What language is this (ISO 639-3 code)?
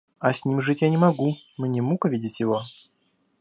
rus